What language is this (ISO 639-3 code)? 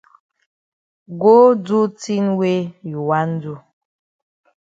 wes